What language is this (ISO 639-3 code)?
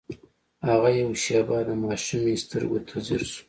pus